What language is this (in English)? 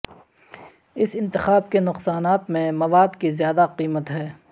Urdu